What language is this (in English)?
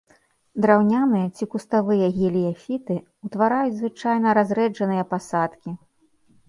Belarusian